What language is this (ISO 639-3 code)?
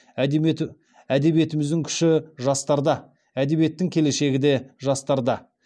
kaz